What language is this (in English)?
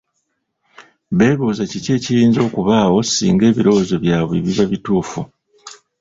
Ganda